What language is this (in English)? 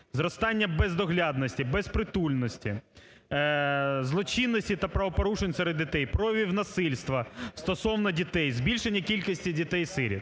Ukrainian